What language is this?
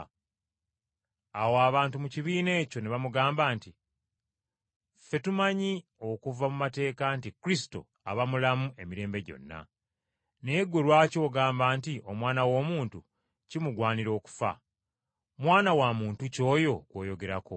Ganda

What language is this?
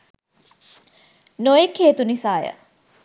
Sinhala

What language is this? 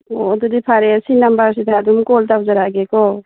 Manipuri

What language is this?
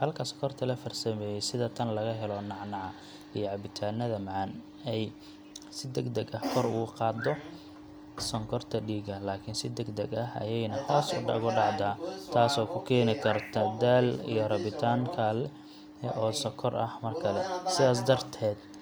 Somali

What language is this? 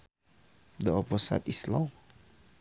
Sundanese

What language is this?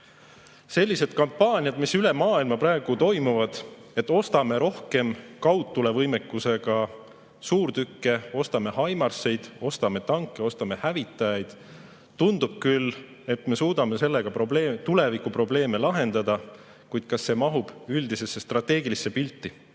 Estonian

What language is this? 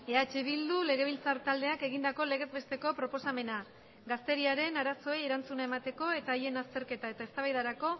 Basque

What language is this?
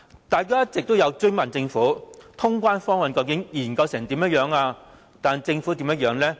Cantonese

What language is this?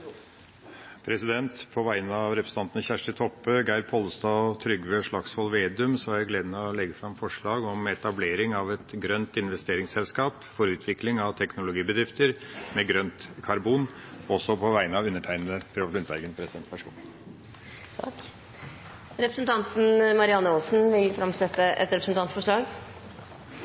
Norwegian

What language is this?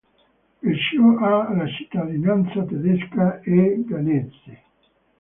Italian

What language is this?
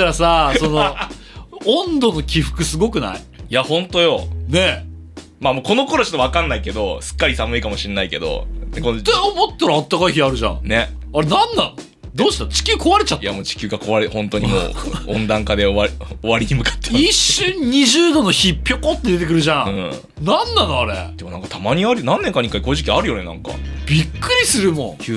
Japanese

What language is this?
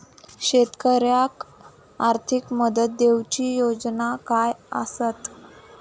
Marathi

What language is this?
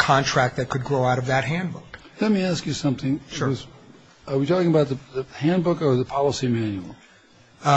English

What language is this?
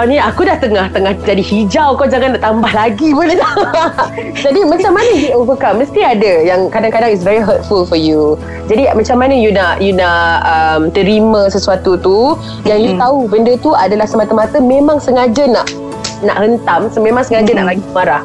Malay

